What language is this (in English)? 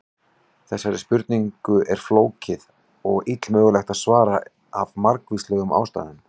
Icelandic